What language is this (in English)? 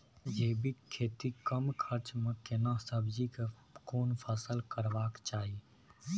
Maithili